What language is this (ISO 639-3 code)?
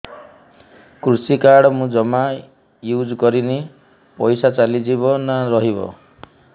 ori